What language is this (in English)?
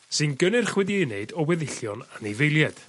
Welsh